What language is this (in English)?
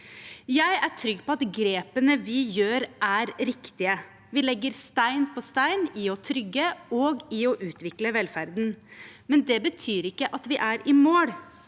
Norwegian